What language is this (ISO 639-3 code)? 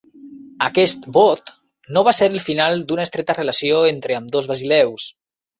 cat